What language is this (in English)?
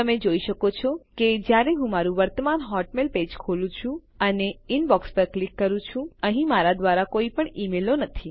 Gujarati